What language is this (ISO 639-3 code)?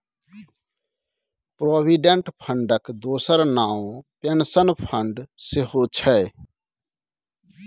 mai